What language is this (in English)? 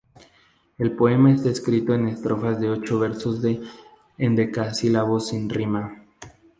Spanish